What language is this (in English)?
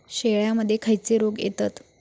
Marathi